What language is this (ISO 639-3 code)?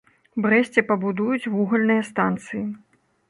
bel